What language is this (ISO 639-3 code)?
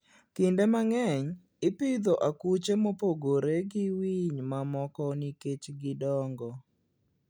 luo